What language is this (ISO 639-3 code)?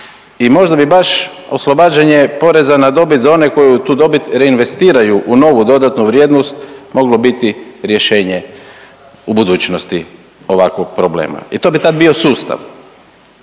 hrv